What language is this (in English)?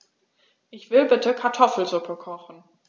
German